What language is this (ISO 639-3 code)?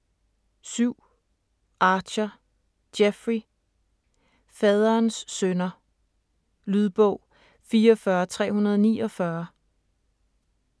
dan